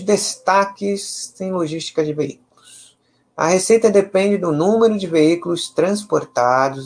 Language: Portuguese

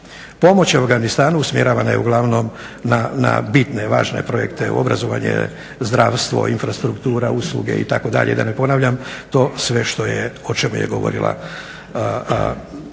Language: Croatian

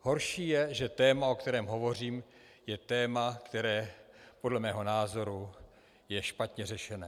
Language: Czech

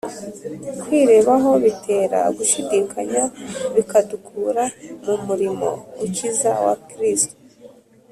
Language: Kinyarwanda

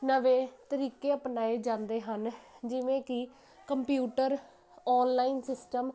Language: Punjabi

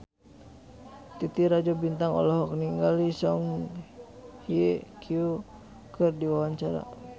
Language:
Sundanese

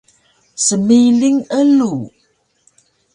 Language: Taroko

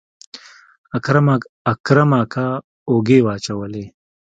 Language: Pashto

